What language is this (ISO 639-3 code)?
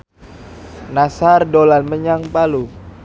jav